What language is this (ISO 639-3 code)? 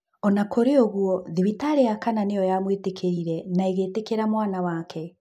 kik